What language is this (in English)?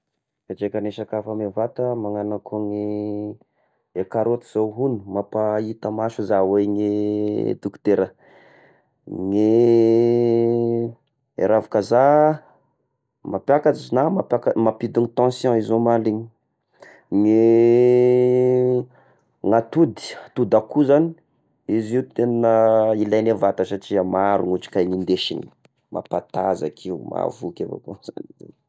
Tesaka Malagasy